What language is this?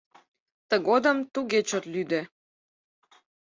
Mari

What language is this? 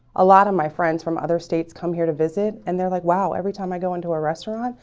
English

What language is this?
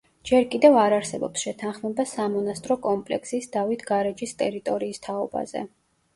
Georgian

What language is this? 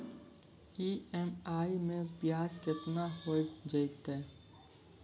Maithili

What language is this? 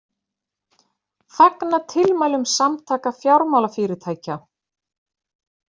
Icelandic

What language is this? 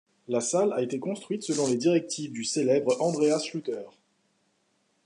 French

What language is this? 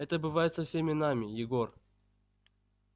Russian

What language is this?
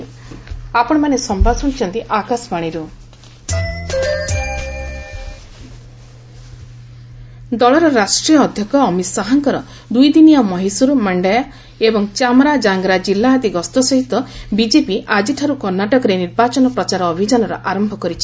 Odia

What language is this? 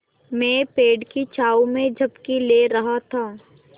Hindi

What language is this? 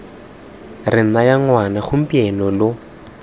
Tswana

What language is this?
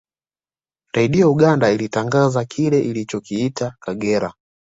Swahili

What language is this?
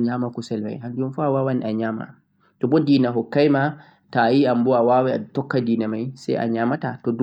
Central-Eastern Niger Fulfulde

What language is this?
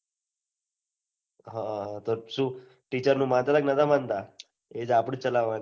Gujarati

